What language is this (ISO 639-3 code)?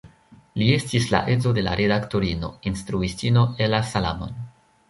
epo